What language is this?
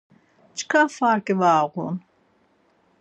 Laz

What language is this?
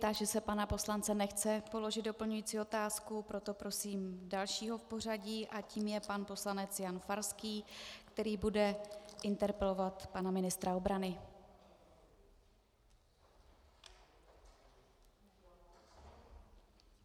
Czech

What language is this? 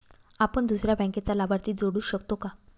Marathi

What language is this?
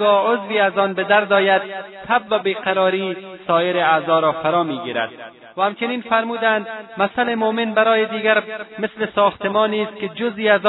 Persian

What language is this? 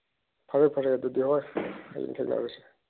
Manipuri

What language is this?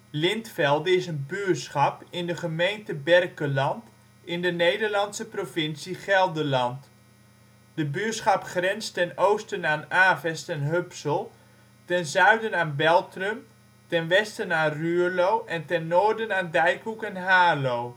Dutch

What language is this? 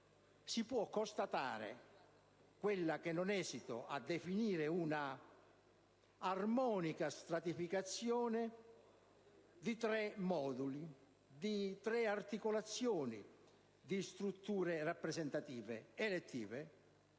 Italian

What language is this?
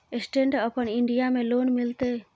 Maithili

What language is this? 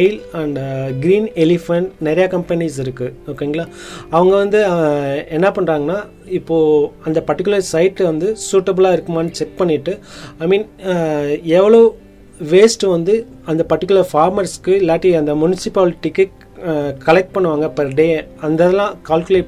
Tamil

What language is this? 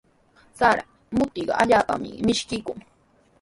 Sihuas Ancash Quechua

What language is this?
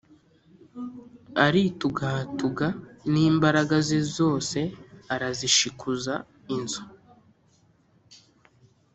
Kinyarwanda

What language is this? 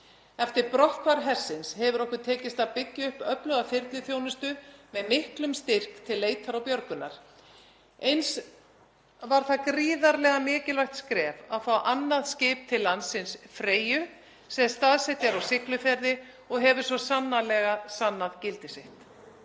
Icelandic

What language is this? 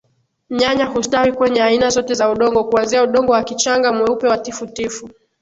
Swahili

